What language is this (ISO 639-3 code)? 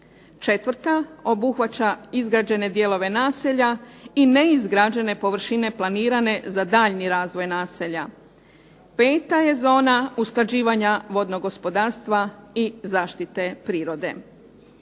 hrv